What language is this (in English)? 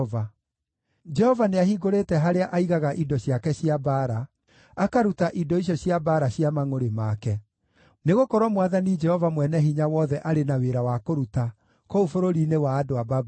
Kikuyu